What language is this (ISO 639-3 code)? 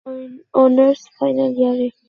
ben